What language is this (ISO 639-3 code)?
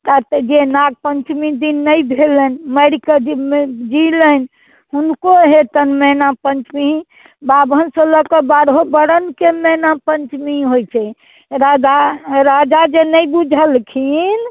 mai